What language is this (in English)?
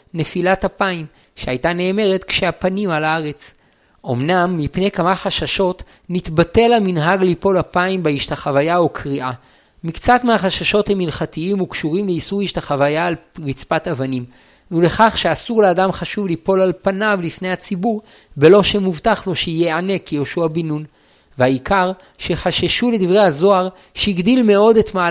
Hebrew